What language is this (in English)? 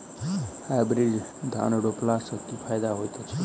Maithili